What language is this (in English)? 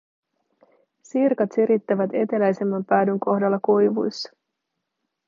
Finnish